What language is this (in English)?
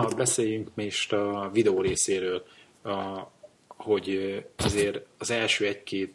Hungarian